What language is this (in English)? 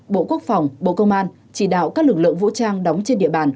Vietnamese